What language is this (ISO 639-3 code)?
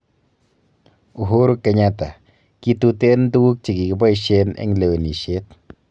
kln